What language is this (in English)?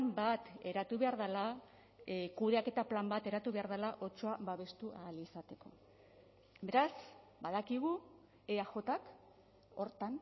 Basque